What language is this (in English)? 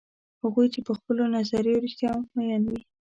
Pashto